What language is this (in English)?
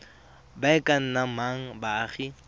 Tswana